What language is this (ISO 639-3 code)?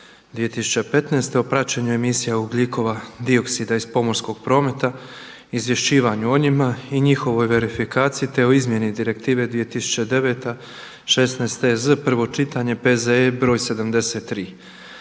hrv